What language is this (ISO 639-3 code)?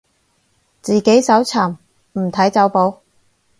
yue